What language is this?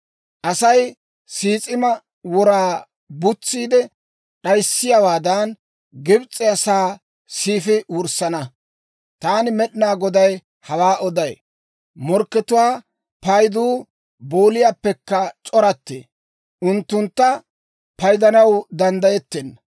Dawro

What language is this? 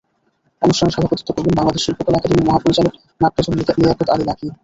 Bangla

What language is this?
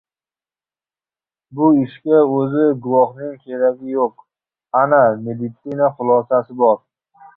Uzbek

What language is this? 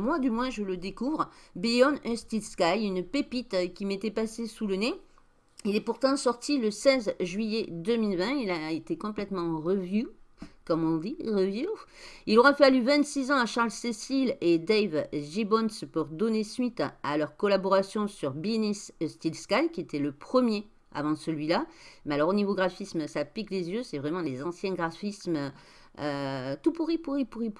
French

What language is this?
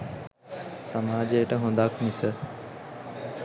Sinhala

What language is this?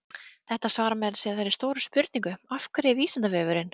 Icelandic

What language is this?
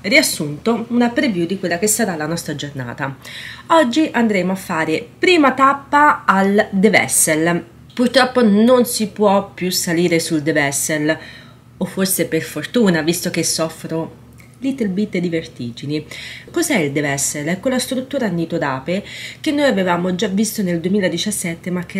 Italian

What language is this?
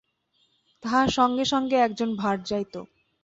Bangla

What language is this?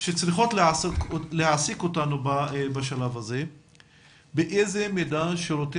Hebrew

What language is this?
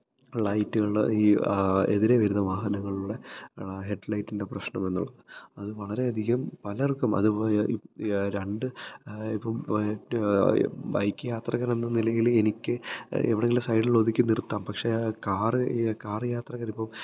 Malayalam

